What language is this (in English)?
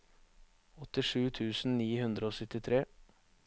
Norwegian